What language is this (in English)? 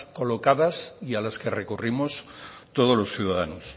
Spanish